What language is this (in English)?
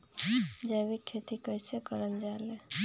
Magahi